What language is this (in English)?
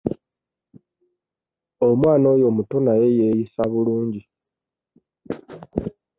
Ganda